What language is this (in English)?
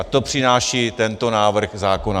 Czech